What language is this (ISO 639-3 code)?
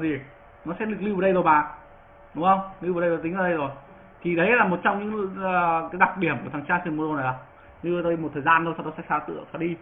vie